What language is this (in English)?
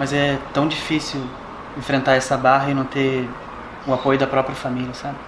Portuguese